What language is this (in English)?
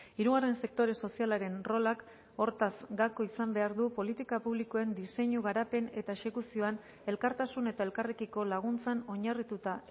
Basque